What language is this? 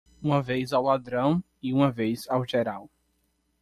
Portuguese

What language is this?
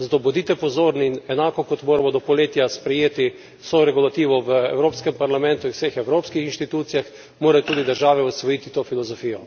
Slovenian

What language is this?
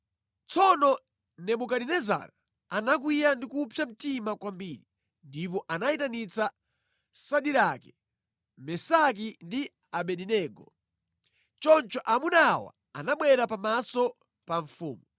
Nyanja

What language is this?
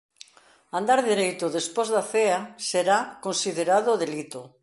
Galician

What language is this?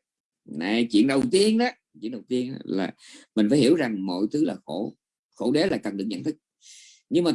Vietnamese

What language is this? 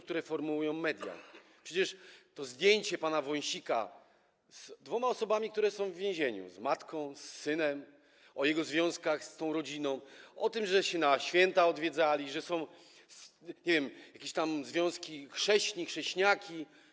Polish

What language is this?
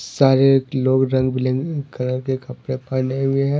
Hindi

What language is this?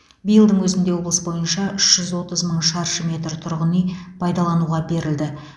Kazakh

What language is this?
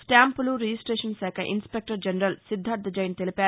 Telugu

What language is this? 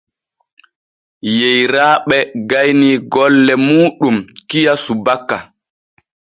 Borgu Fulfulde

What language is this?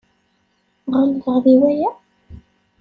Kabyle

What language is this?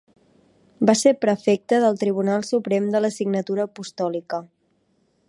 Catalan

